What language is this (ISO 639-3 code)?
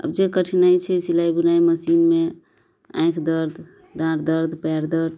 mai